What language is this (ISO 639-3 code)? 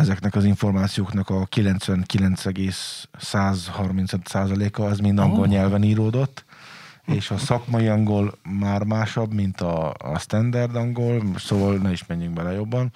hun